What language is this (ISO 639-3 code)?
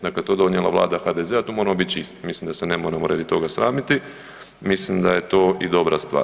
hrv